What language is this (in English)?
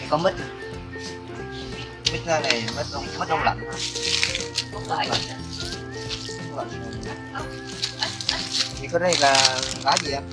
Vietnamese